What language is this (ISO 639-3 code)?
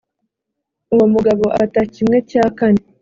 kin